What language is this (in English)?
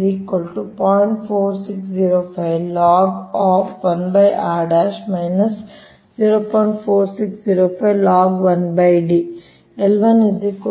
Kannada